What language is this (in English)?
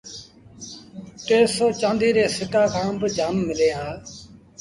Sindhi Bhil